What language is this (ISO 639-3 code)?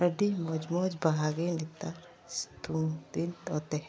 sat